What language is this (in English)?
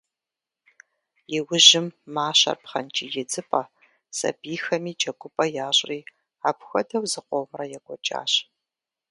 Kabardian